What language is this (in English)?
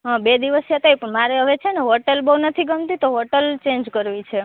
Gujarati